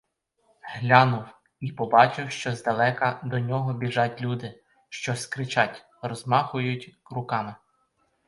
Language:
Ukrainian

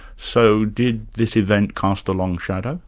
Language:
English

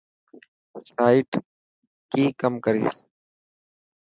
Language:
Dhatki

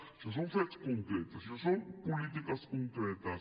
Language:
Catalan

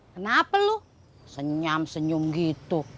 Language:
Indonesian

